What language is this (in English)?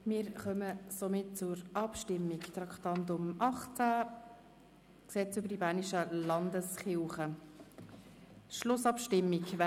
Swiss German